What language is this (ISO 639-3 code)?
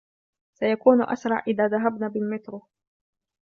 ara